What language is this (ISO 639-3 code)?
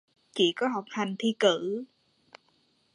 vie